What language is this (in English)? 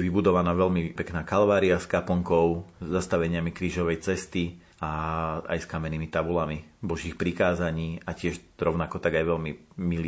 Slovak